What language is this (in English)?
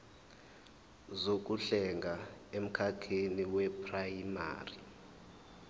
Zulu